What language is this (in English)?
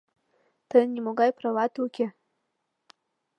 Mari